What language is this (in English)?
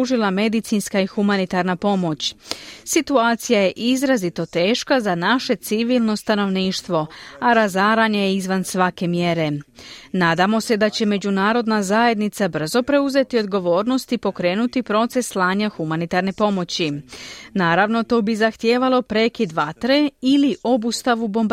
Croatian